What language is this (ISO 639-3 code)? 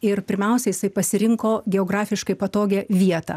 lit